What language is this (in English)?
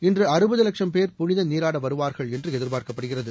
Tamil